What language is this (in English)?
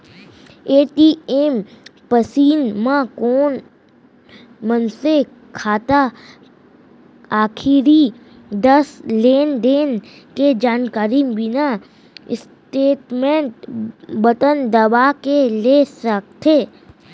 Chhattisgarhi